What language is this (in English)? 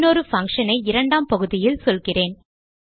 Tamil